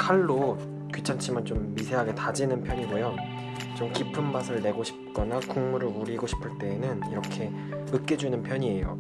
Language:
Korean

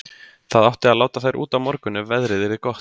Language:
Icelandic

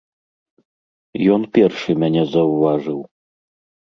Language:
Belarusian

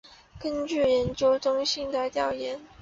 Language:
Chinese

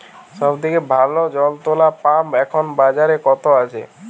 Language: Bangla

